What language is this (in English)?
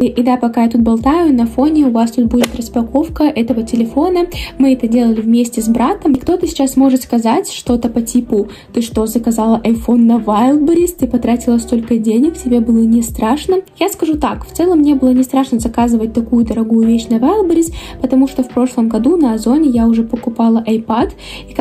Russian